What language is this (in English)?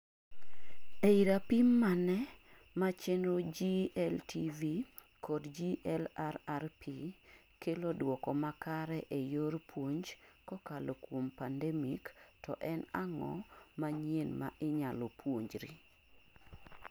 Luo (Kenya and Tanzania)